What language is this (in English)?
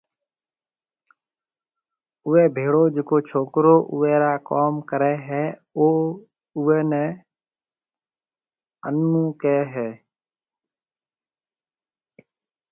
Marwari (Pakistan)